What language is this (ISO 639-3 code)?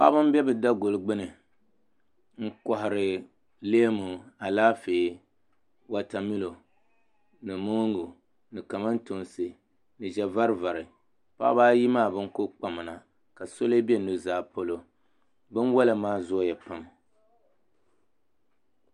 dag